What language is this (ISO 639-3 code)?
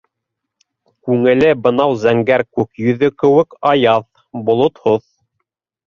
bak